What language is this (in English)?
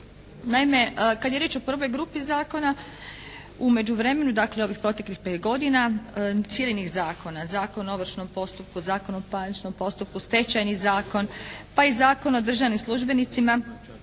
Croatian